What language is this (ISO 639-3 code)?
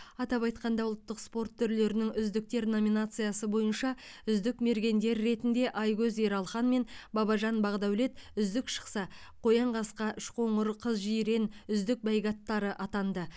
kaz